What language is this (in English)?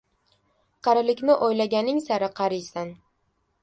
Uzbek